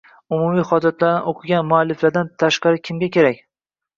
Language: Uzbek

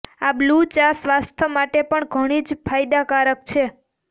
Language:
Gujarati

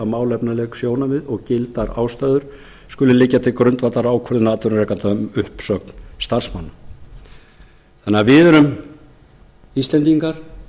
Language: Icelandic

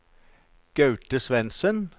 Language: Norwegian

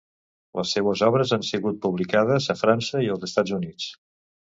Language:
Catalan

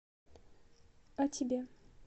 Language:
Russian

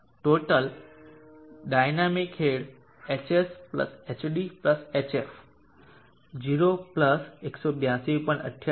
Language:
Gujarati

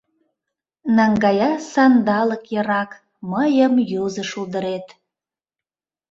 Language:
Mari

